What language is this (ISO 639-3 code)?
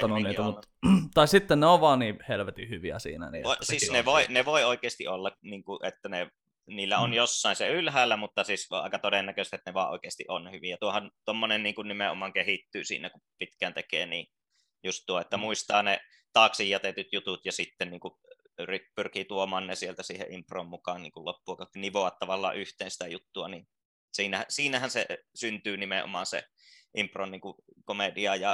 fin